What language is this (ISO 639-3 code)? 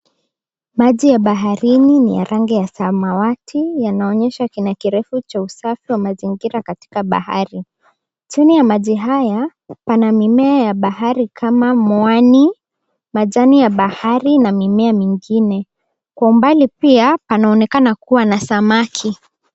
swa